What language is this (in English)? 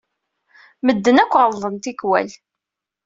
Kabyle